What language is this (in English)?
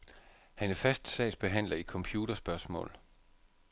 Danish